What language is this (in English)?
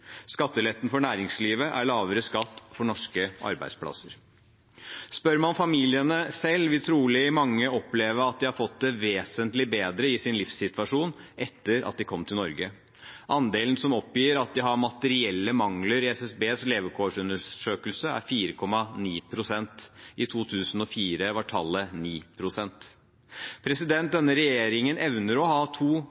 Norwegian Bokmål